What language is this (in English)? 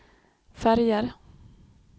Swedish